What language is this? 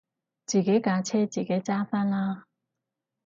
Cantonese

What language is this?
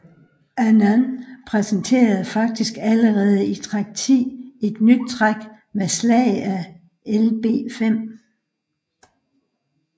Danish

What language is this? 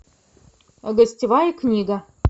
Russian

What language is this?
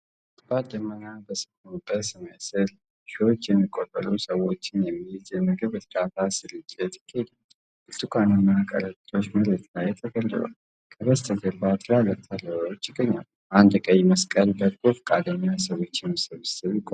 Amharic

